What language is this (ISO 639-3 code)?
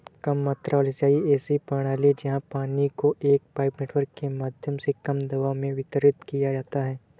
hin